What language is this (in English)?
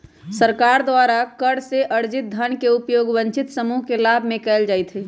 Magahi